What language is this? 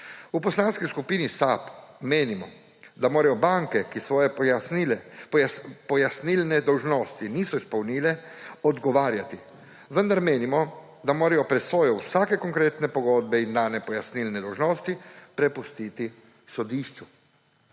Slovenian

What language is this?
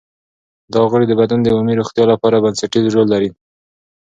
Pashto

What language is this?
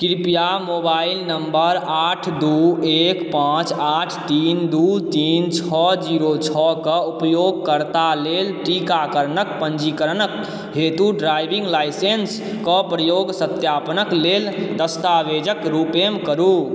Maithili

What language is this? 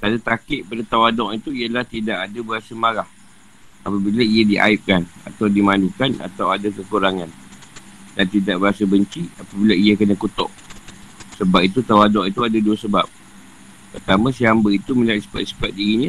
Malay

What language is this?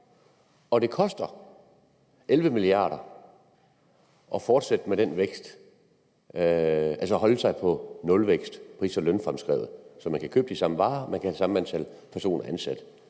Danish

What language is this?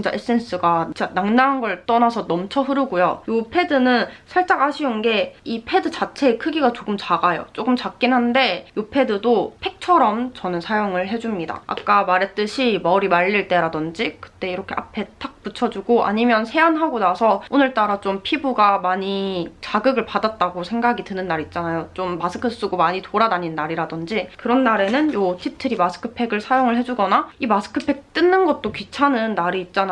Korean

